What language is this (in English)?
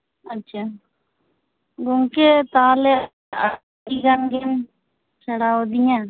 Santali